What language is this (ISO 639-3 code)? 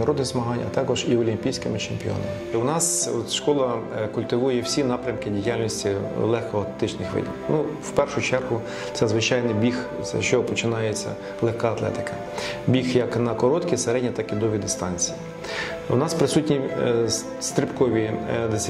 ukr